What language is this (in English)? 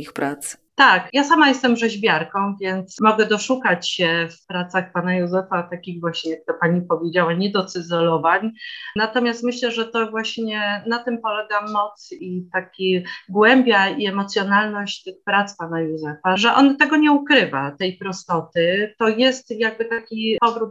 Polish